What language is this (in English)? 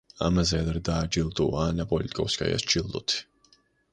Georgian